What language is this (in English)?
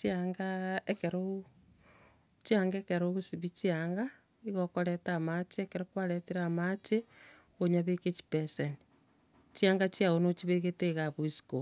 Gusii